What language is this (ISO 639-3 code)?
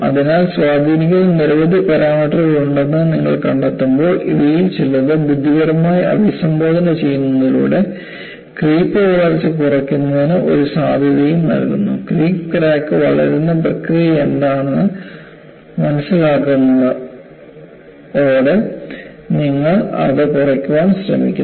mal